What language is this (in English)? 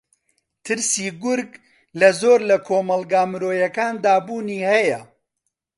Central Kurdish